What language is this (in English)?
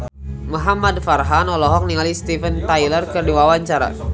Sundanese